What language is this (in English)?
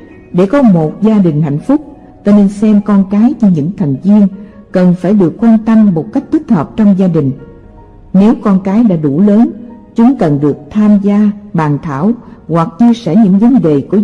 Vietnamese